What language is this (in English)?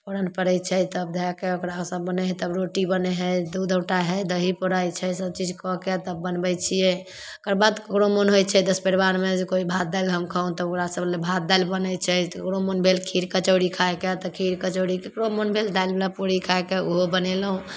Maithili